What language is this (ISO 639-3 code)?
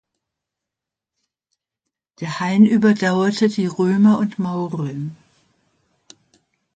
deu